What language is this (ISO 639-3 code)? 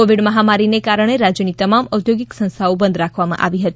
guj